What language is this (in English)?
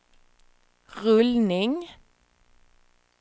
Swedish